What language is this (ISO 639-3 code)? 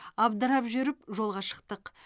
kaz